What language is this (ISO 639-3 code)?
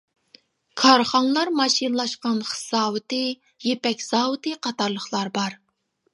uig